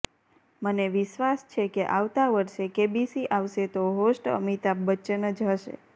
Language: Gujarati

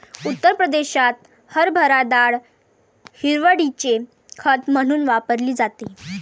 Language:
Marathi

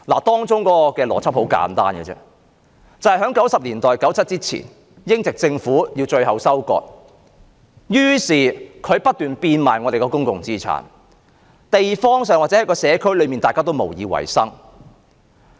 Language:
Cantonese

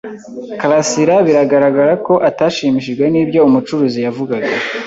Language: Kinyarwanda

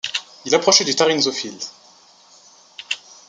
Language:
French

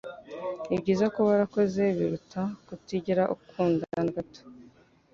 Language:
Kinyarwanda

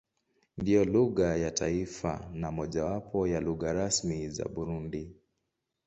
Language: Swahili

